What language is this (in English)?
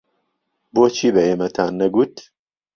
Central Kurdish